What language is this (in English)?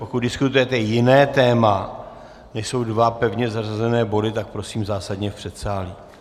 Czech